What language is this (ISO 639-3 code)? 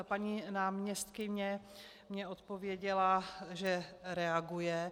ces